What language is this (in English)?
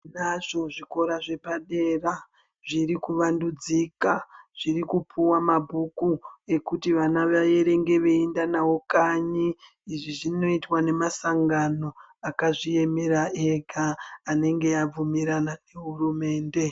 Ndau